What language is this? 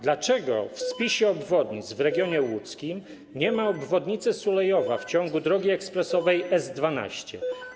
Polish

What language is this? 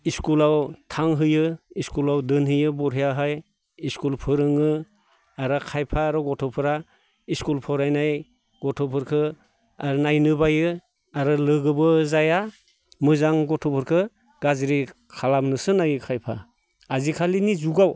Bodo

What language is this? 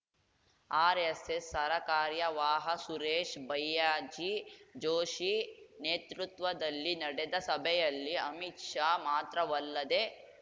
Kannada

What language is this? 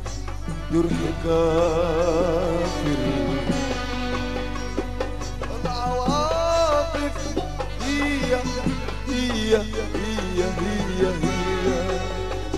Arabic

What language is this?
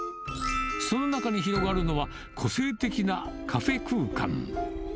Japanese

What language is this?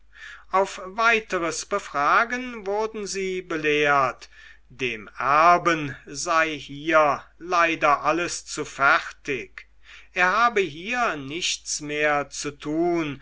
German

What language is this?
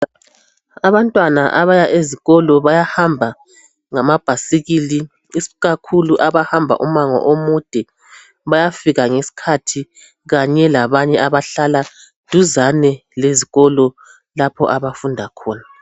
North Ndebele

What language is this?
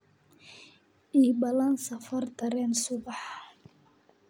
Somali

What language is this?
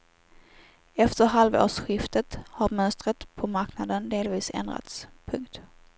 Swedish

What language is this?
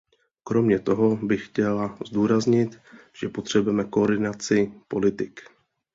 Czech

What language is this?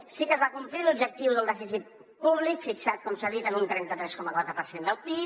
Catalan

